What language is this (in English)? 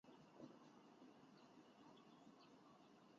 Chinese